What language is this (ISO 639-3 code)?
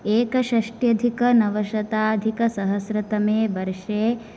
san